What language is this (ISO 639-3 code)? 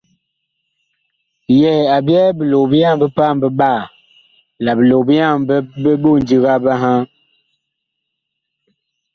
bkh